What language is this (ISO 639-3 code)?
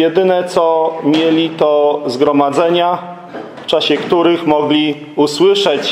pol